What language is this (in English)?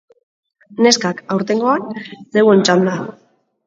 Basque